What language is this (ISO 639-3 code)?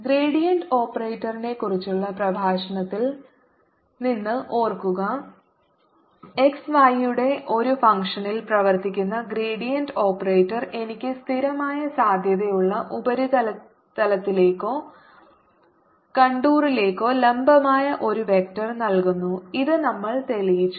mal